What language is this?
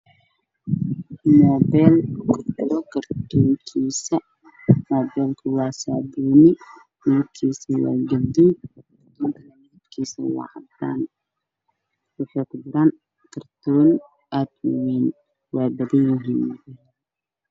Somali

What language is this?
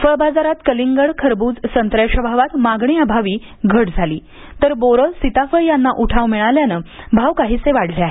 Marathi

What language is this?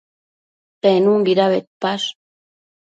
Matsés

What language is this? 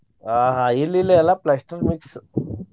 Kannada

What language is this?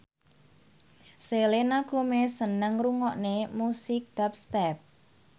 Javanese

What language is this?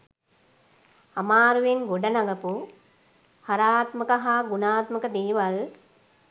Sinhala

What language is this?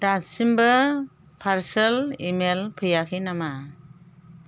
Bodo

